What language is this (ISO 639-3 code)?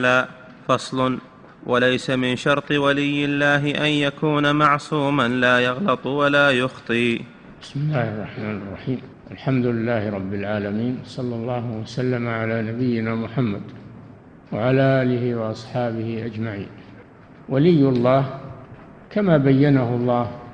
ara